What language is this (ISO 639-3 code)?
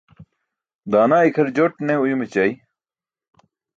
bsk